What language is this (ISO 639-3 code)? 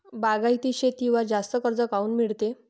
mar